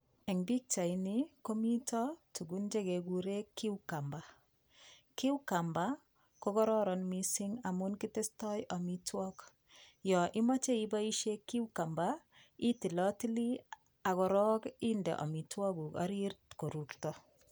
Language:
Kalenjin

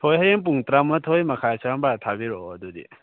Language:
Manipuri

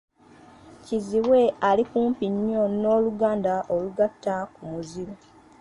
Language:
Ganda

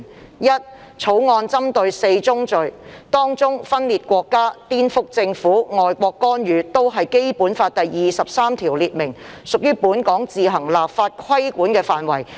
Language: Cantonese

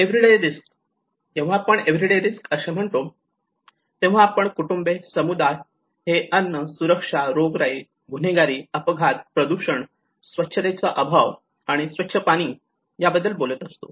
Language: Marathi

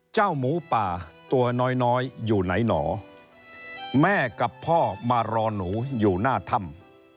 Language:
Thai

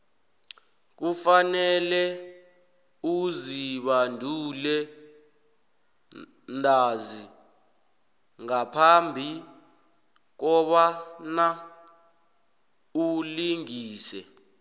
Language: South Ndebele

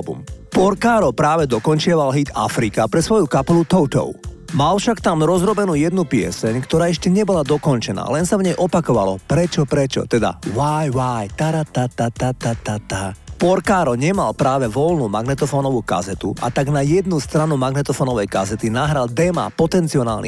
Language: Slovak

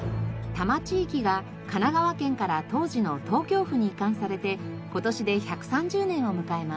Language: Japanese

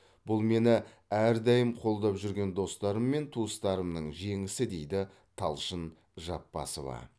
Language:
Kazakh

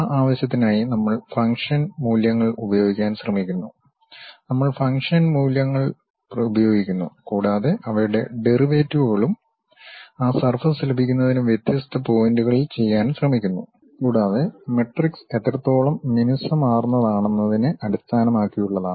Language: Malayalam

